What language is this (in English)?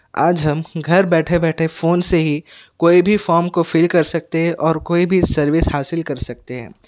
Urdu